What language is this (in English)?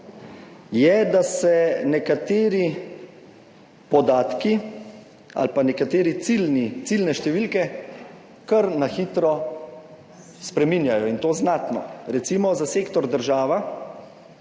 Slovenian